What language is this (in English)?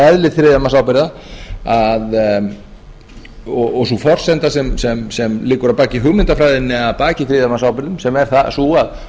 Icelandic